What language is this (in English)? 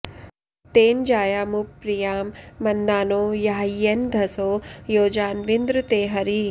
Sanskrit